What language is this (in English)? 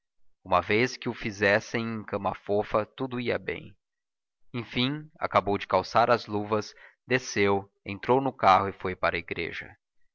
Portuguese